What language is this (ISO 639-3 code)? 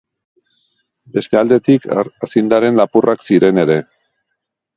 eus